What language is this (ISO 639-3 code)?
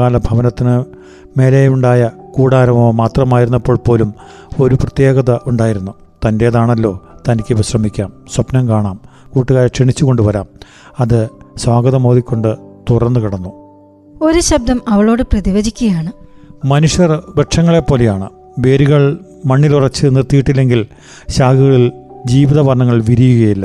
mal